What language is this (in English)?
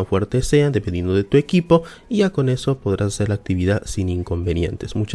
Spanish